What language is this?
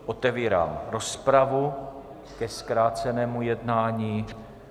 Czech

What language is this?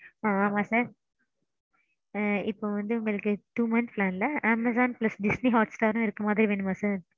Tamil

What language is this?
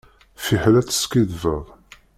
Kabyle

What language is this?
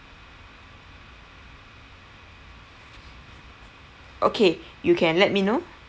English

